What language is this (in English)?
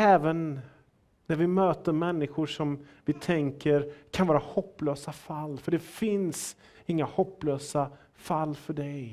Swedish